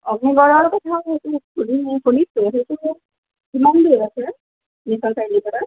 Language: Assamese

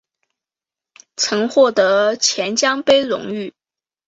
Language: Chinese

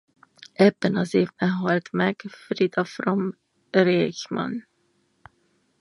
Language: Hungarian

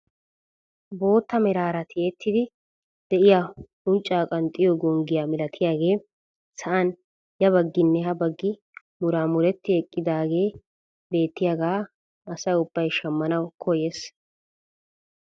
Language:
Wolaytta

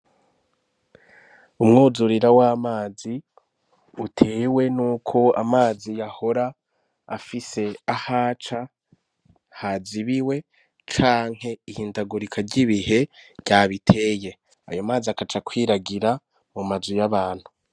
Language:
Rundi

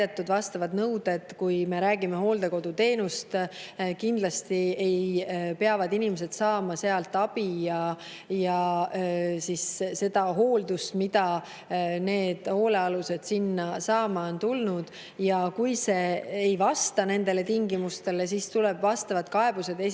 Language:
Estonian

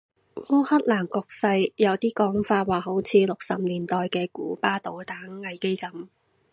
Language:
Cantonese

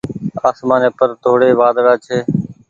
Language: Goaria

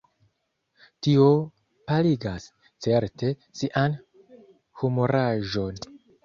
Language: Esperanto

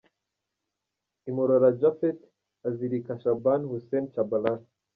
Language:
Kinyarwanda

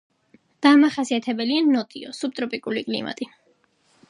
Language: Georgian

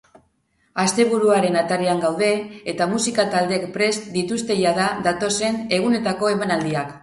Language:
Basque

